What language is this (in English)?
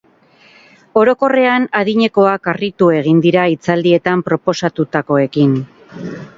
Basque